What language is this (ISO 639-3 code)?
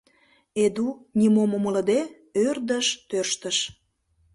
chm